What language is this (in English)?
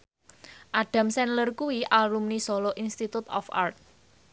Javanese